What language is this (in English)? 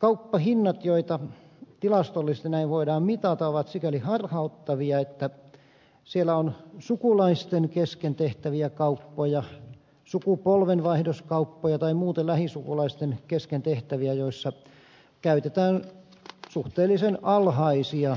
Finnish